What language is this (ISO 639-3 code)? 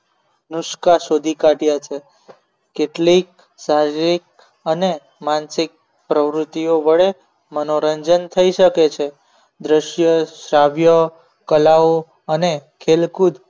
guj